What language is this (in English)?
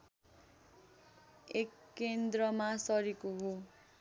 Nepali